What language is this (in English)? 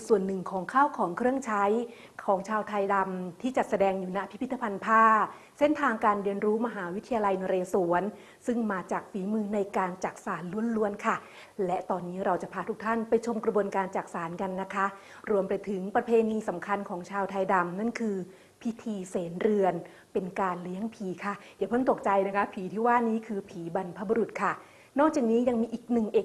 Thai